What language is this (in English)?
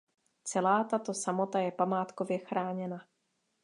Czech